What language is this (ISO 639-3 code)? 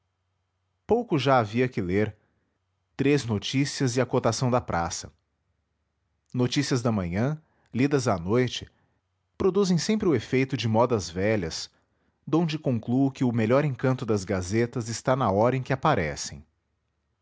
por